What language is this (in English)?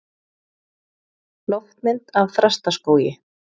Icelandic